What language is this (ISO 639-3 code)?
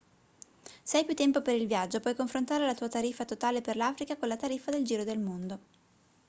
ita